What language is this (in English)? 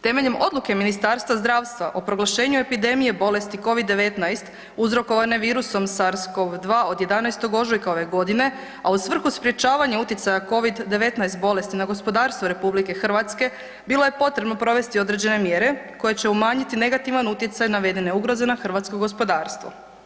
Croatian